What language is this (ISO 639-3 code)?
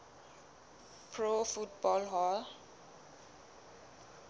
sot